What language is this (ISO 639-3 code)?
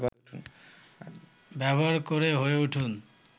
ben